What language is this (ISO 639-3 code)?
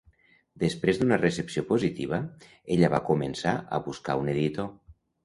cat